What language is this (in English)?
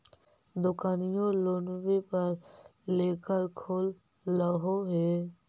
Magahi